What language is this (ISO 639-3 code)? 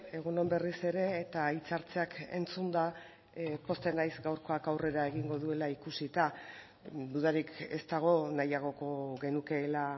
eus